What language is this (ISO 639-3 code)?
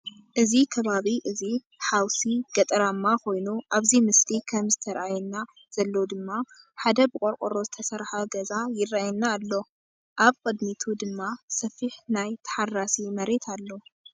tir